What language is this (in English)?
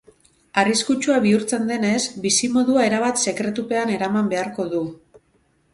Basque